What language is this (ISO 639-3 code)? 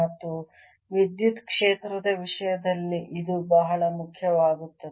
kan